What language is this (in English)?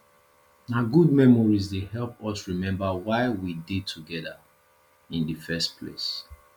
Nigerian Pidgin